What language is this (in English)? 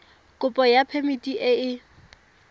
Tswana